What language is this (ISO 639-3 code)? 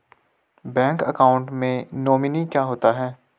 hin